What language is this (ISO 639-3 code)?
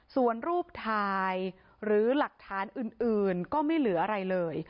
tha